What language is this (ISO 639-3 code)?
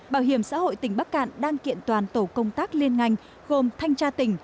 vie